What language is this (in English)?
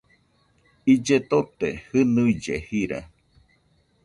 Nüpode Huitoto